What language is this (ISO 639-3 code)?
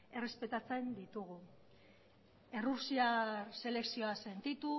eus